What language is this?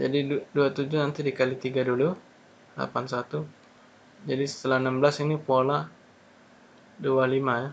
Indonesian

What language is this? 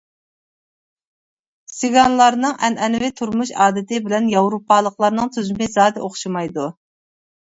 Uyghur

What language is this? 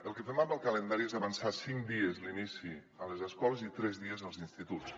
Catalan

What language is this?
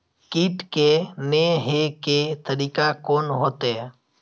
Maithili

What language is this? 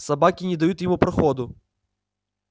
Russian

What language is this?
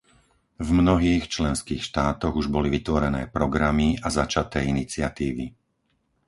Slovak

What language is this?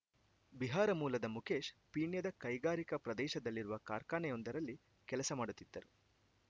Kannada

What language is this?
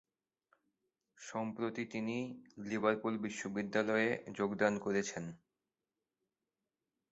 Bangla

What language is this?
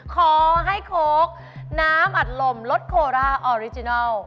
Thai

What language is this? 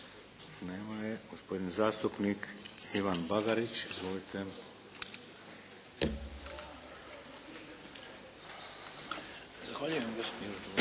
Croatian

